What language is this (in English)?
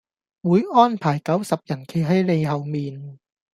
Cantonese